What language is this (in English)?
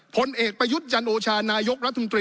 Thai